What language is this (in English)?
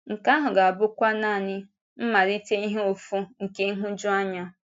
Igbo